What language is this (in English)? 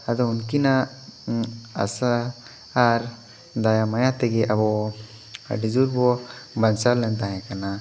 Santali